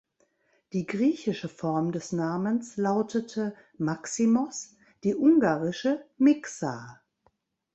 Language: German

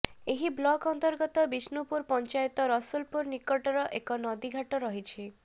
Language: Odia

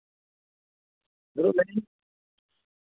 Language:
Santali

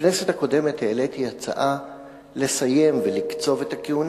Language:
Hebrew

